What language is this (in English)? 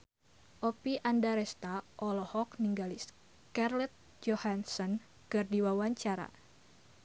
Sundanese